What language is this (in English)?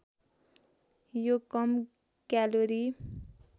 Nepali